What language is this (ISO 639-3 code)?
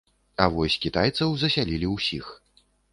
bel